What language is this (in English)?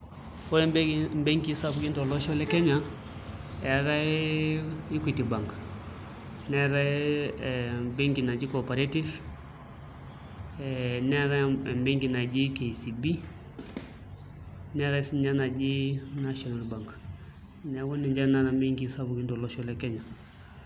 Masai